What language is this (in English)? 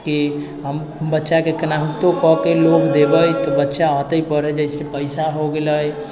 Maithili